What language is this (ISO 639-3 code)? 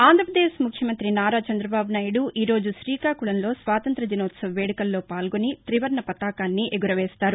tel